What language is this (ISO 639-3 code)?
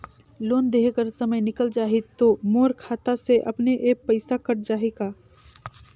hne